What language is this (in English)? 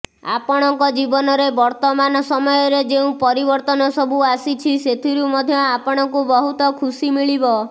Odia